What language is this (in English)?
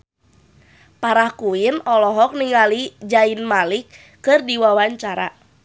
Sundanese